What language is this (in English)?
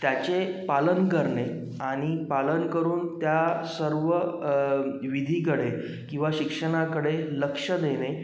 Marathi